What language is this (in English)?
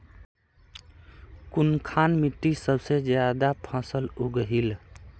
Magahi